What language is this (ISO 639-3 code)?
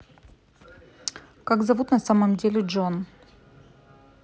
rus